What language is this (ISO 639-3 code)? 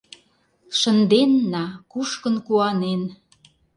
chm